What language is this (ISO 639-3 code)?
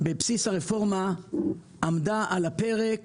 heb